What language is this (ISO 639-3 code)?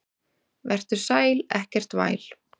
isl